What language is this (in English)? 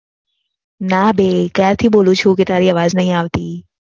Gujarati